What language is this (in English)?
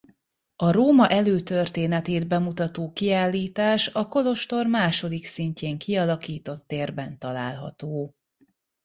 Hungarian